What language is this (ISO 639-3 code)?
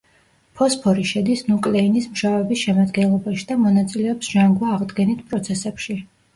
kat